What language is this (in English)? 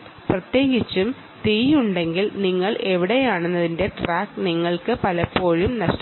Malayalam